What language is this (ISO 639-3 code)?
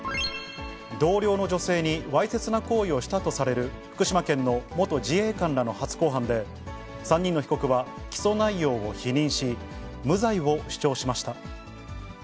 jpn